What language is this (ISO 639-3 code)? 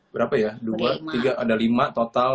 ind